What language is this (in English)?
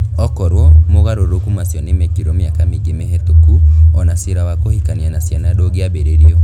Kikuyu